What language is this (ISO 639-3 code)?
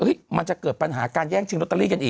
tha